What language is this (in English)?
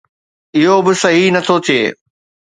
Sindhi